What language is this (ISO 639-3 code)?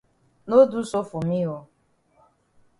wes